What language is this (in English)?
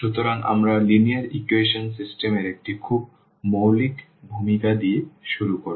Bangla